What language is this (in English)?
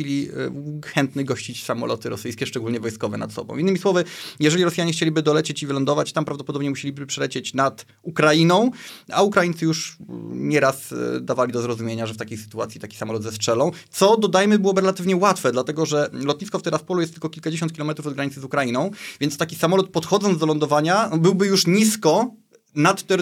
Polish